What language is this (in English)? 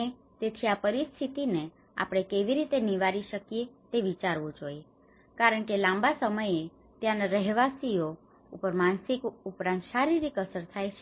Gujarati